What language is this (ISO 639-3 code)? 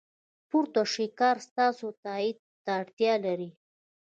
pus